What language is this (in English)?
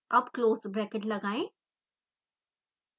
Hindi